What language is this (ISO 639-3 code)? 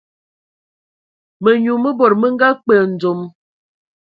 ewo